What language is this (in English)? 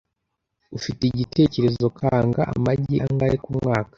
Kinyarwanda